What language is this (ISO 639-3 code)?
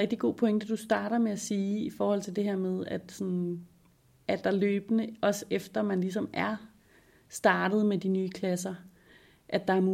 dan